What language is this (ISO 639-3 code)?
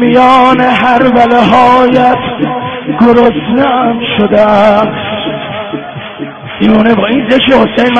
fas